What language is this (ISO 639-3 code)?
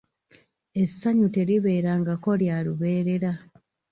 lug